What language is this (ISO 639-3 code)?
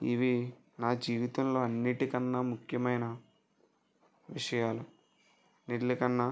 tel